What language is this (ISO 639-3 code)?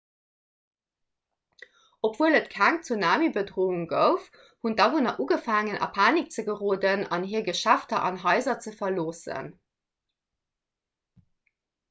ltz